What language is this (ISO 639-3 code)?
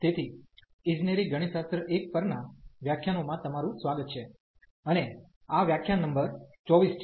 guj